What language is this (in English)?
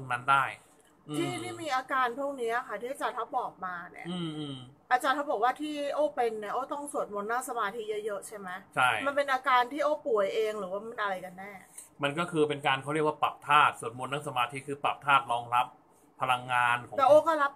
Thai